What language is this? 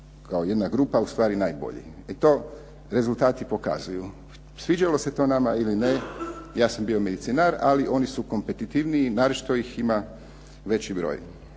Croatian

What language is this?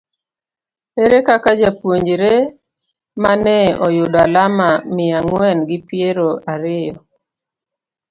Luo (Kenya and Tanzania)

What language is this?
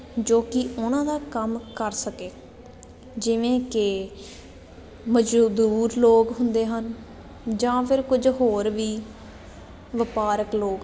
Punjabi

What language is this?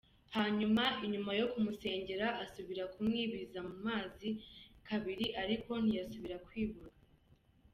Kinyarwanda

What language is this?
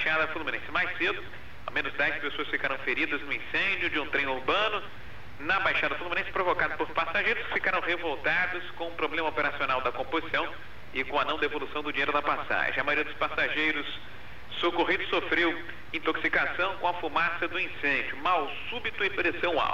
Portuguese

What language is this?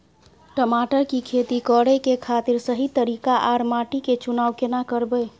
Maithili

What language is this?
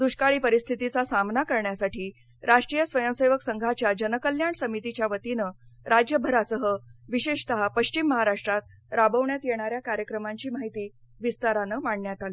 Marathi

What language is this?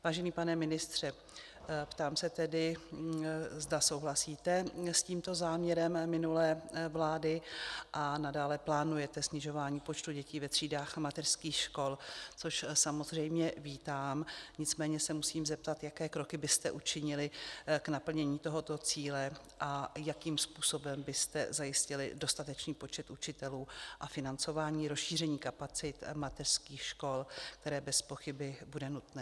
Czech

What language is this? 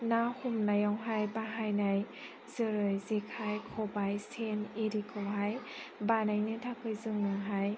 Bodo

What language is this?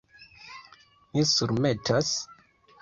Esperanto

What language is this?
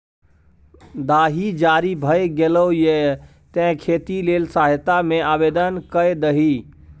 Maithili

